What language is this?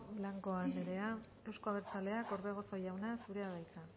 Basque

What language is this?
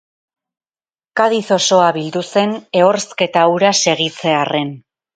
Basque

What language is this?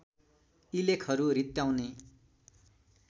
Nepali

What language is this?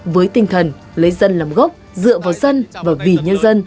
Vietnamese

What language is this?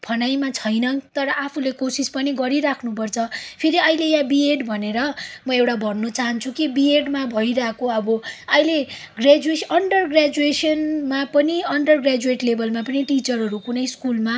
Nepali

